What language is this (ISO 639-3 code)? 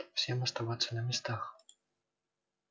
rus